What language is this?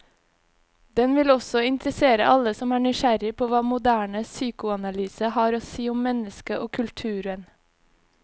Norwegian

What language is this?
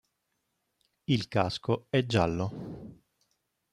Italian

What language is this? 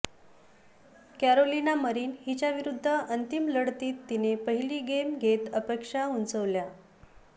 Marathi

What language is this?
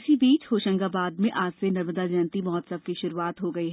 Hindi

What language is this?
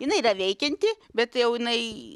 Lithuanian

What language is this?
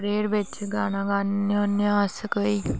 Dogri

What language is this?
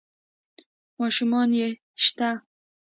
Pashto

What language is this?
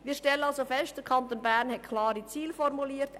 Swiss German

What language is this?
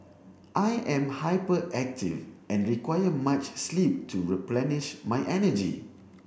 English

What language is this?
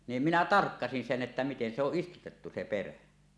Finnish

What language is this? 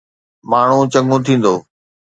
Sindhi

